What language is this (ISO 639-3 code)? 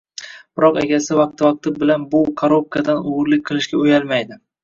uzb